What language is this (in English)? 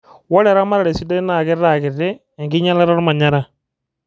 Masai